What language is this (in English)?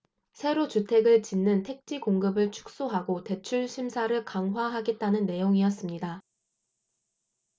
Korean